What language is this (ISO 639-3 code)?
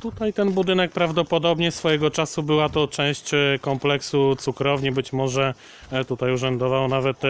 pol